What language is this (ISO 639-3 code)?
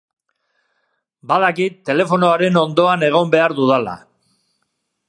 eus